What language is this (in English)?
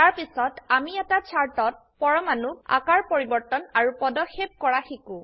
Assamese